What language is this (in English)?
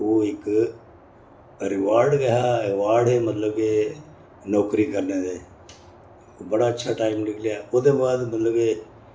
Dogri